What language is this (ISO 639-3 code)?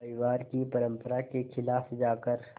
hin